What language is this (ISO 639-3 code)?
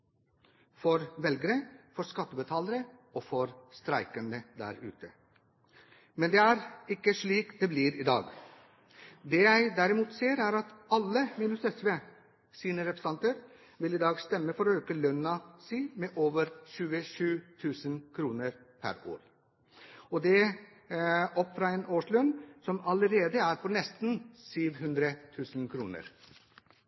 nob